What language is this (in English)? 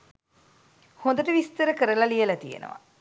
Sinhala